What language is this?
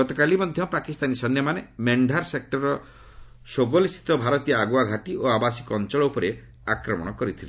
Odia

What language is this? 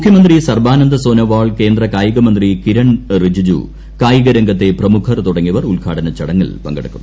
Malayalam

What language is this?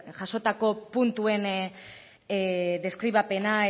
Basque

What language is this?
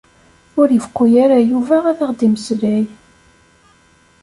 Kabyle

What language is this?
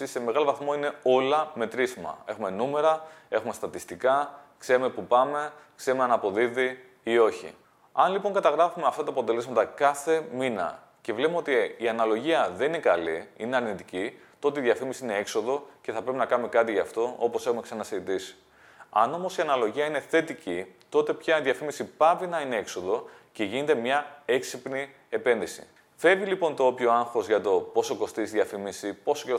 Greek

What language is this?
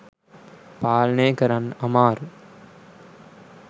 Sinhala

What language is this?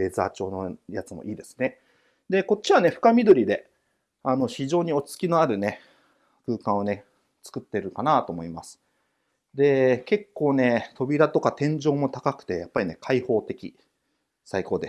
Japanese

